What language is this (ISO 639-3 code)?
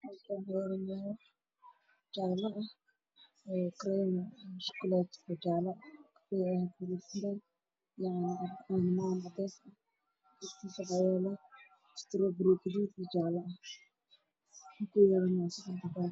som